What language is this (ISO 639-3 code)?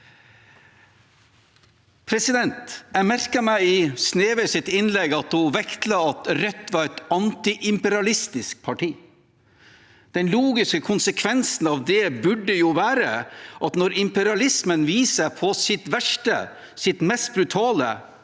nor